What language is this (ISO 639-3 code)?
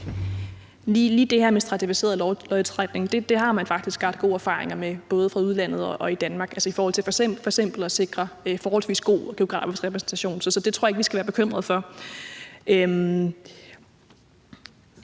dan